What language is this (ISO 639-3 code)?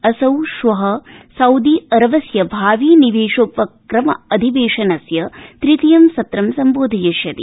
san